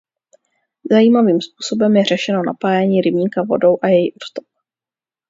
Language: Czech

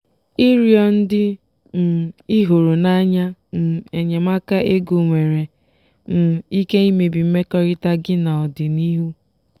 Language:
Igbo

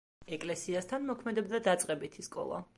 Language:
Georgian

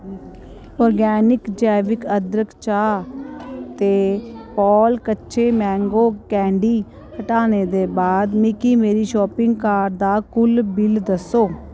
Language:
Dogri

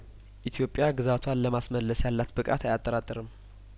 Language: Amharic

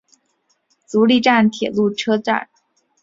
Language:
Chinese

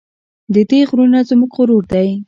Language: Pashto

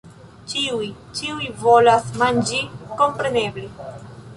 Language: Esperanto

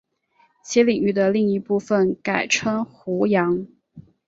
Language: Chinese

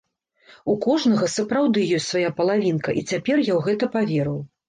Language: Belarusian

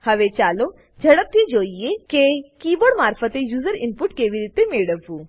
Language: Gujarati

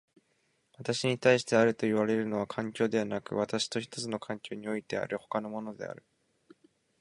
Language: Japanese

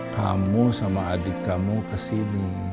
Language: Indonesian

